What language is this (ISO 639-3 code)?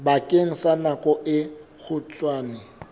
sot